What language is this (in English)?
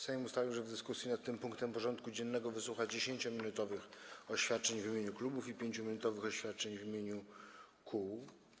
Polish